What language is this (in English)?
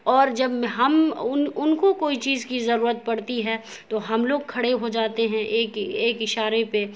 Urdu